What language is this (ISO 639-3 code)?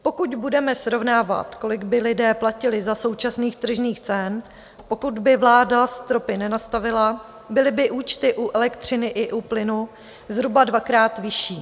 ces